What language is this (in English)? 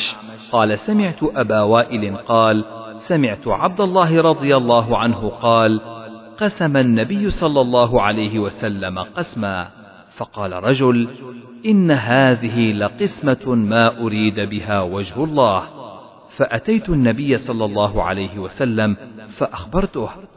Arabic